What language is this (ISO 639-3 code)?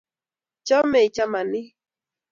kln